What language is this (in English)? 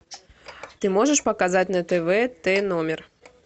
Russian